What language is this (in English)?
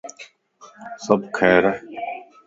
Lasi